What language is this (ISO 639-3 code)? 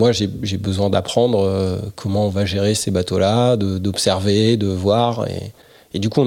fra